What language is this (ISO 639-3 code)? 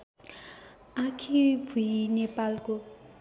nep